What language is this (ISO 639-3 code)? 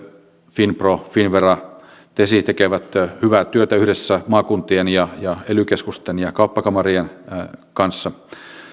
fin